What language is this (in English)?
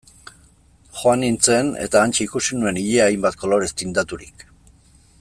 Basque